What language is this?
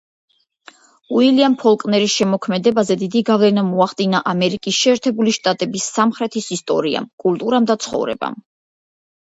Georgian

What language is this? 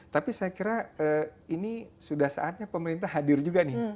Indonesian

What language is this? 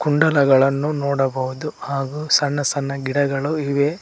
Kannada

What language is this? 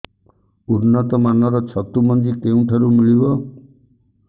Odia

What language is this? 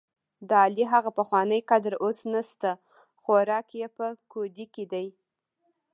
Pashto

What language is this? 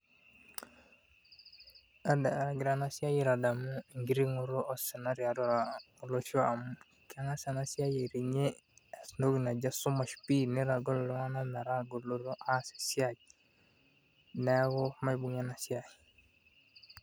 Masai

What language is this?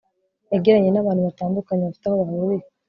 Kinyarwanda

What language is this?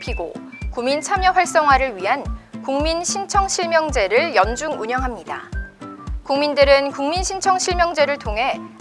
Korean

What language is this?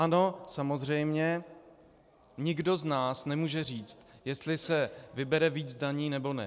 Czech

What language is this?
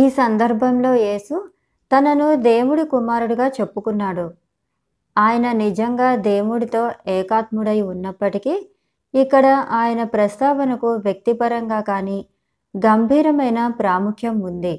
Telugu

